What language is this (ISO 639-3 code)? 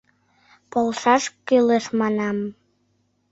chm